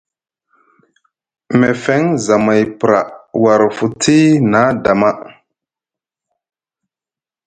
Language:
Musgu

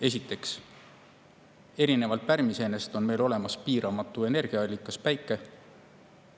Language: Estonian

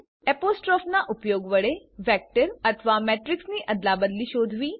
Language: Gujarati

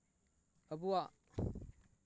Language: Santali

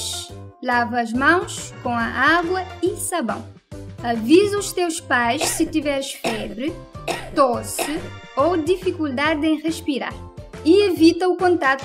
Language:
Portuguese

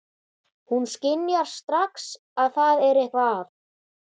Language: Icelandic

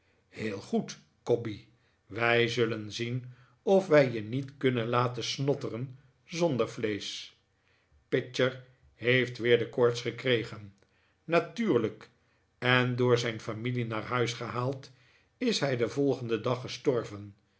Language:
Dutch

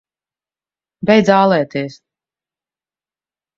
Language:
Latvian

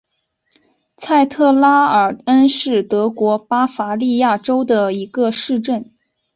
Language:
Chinese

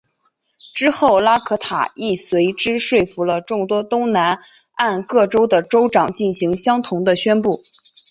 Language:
Chinese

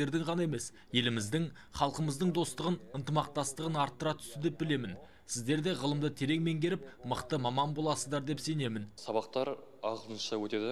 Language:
Turkish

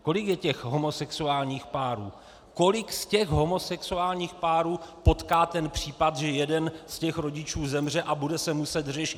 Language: Czech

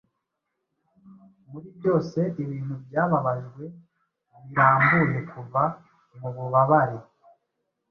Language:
Kinyarwanda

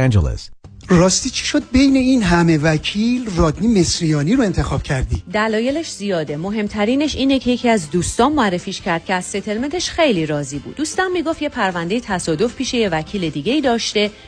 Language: Persian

